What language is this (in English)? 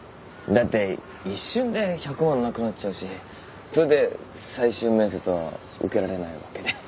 Japanese